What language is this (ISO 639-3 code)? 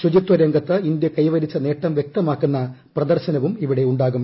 mal